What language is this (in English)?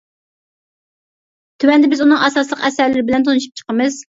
Uyghur